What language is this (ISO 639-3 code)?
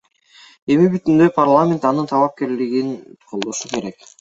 kir